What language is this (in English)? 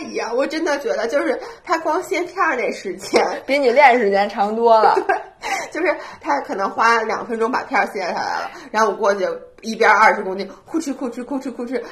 Chinese